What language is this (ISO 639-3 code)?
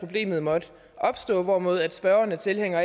dan